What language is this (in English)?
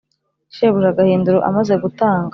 Kinyarwanda